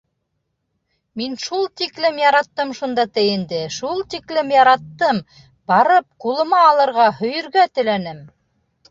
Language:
Bashkir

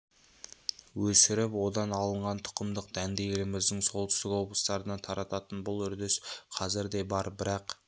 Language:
Kazakh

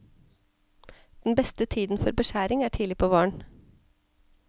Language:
Norwegian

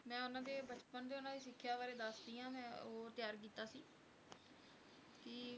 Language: Punjabi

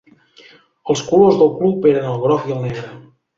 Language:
Catalan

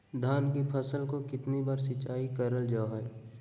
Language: Magahi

